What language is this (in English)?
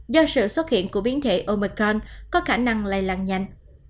Vietnamese